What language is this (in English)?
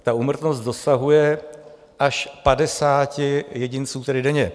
Czech